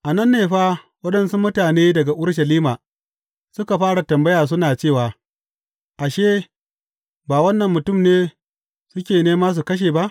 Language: Hausa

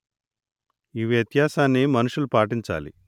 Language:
Telugu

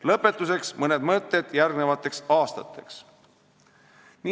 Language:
Estonian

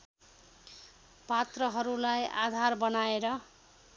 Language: Nepali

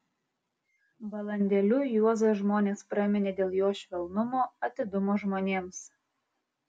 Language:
Lithuanian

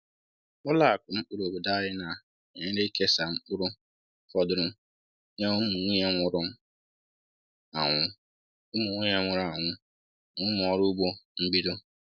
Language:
Igbo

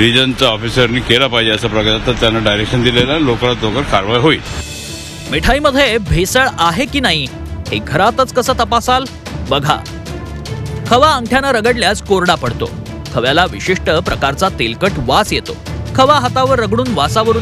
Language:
Hindi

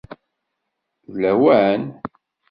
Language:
Kabyle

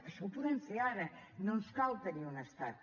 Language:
Catalan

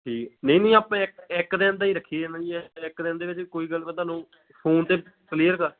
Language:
Punjabi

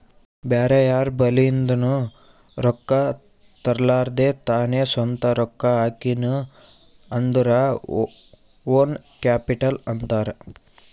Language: Kannada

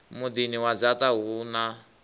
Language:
Venda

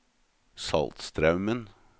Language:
Norwegian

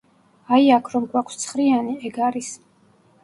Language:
Georgian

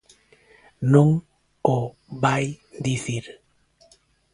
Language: Galician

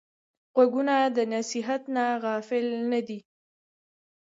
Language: Pashto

